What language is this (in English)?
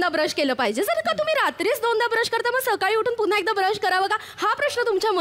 Hindi